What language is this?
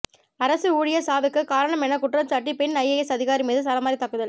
Tamil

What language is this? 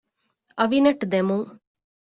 Divehi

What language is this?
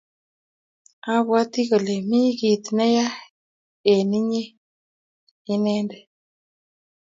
Kalenjin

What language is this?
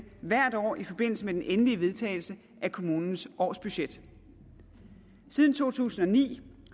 Danish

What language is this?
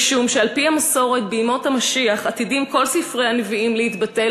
Hebrew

